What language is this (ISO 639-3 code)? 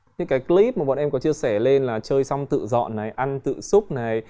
vie